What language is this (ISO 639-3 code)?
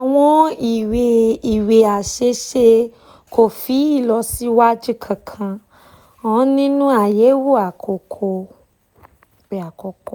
yor